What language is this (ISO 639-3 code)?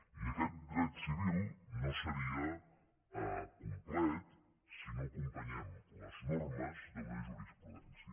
cat